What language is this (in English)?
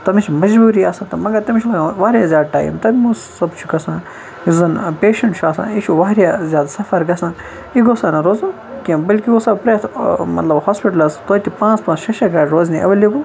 Kashmiri